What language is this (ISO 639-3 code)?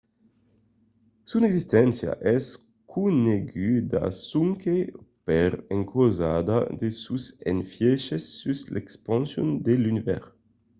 oci